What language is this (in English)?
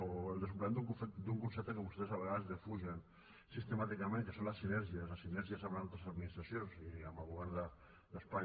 Catalan